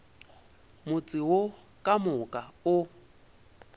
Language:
Northern Sotho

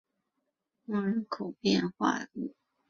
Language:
Chinese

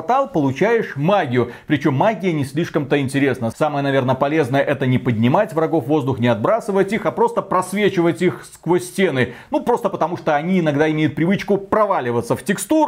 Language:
Russian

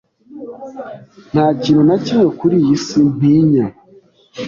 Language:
Kinyarwanda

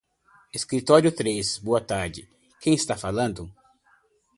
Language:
Portuguese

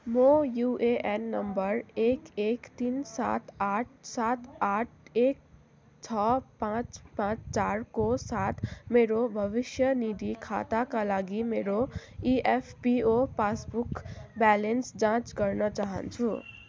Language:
Nepali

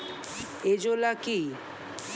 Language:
Bangla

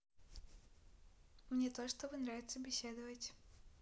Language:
Russian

